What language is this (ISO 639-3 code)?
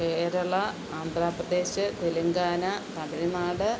mal